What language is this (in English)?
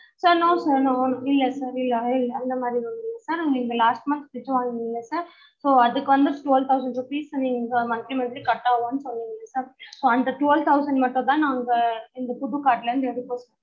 Tamil